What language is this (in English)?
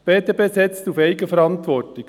Swiss German